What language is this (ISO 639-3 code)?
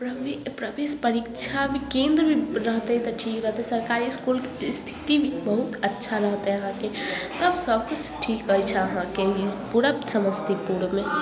mai